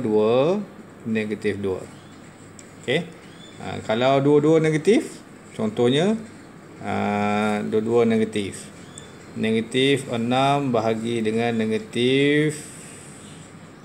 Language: Malay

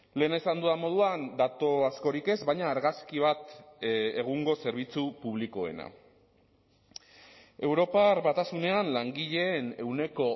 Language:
Basque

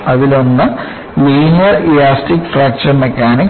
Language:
Malayalam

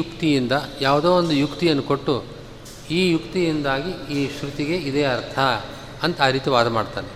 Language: Kannada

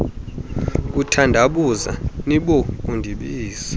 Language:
Xhosa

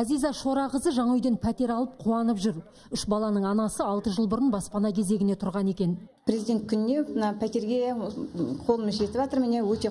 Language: Russian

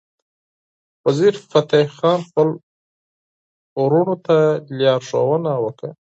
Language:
Pashto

